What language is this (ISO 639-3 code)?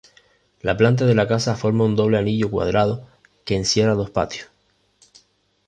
spa